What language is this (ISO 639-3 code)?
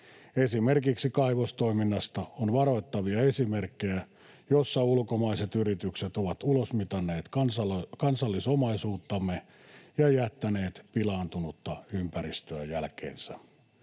fin